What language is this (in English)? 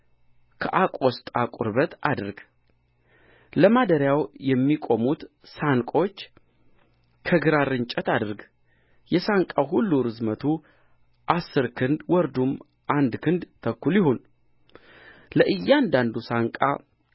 Amharic